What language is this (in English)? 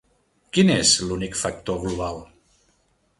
Catalan